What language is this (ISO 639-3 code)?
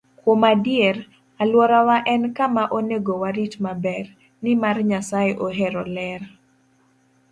luo